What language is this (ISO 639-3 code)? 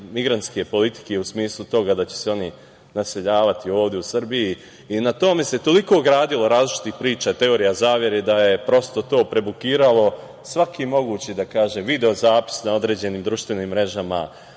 srp